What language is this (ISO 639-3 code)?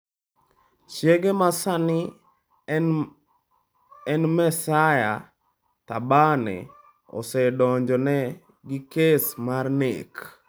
luo